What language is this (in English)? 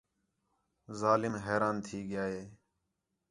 Khetrani